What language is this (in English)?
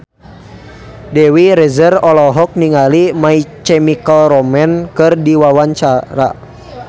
Sundanese